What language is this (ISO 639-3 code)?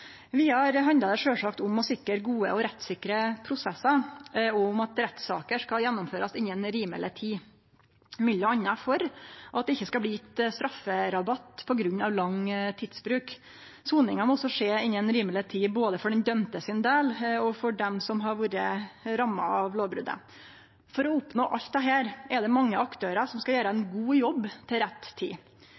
nno